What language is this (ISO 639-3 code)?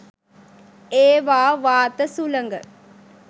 sin